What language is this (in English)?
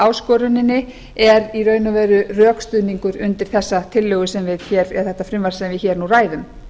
Icelandic